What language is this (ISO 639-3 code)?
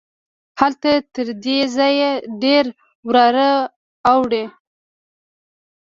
pus